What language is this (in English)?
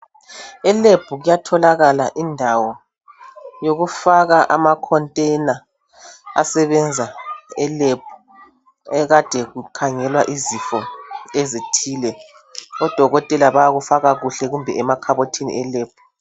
North Ndebele